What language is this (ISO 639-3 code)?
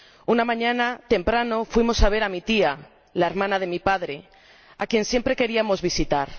spa